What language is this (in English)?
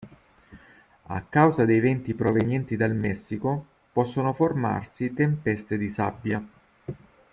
Italian